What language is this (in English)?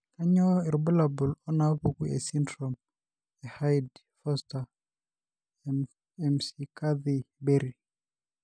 Masai